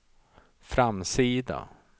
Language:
Swedish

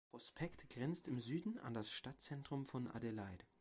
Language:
German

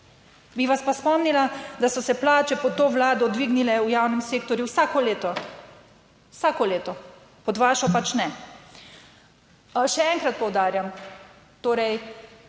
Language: Slovenian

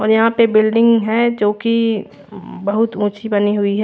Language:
Hindi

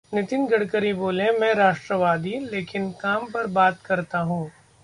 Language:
Hindi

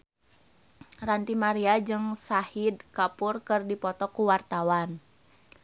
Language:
Sundanese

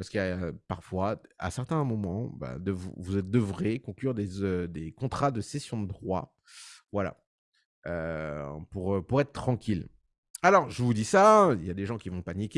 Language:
French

